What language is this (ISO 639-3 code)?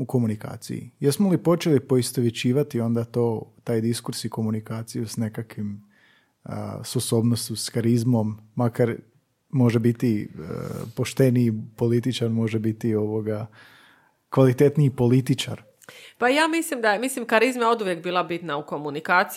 hrv